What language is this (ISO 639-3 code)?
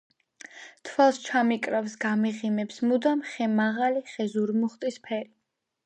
kat